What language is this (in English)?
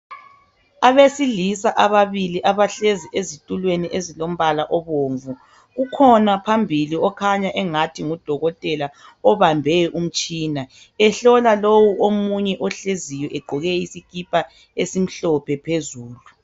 North Ndebele